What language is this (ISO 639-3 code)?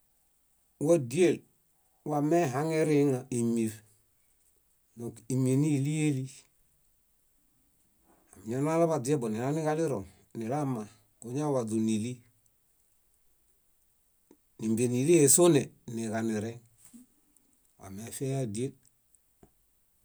bda